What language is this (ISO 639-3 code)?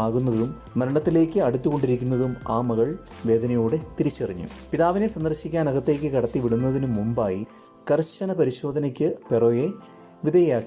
mal